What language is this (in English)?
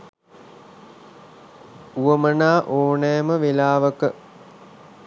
Sinhala